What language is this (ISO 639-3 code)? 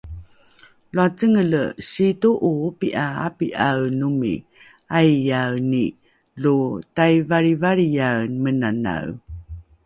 dru